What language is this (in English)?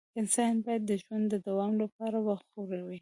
Pashto